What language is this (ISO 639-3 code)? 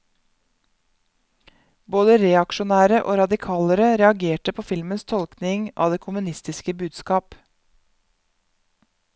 nor